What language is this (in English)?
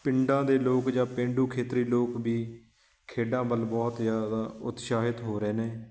Punjabi